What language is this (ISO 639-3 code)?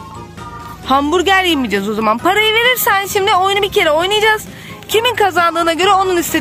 tur